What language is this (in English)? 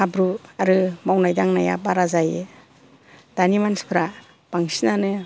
Bodo